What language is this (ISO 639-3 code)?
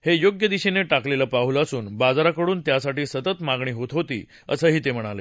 mar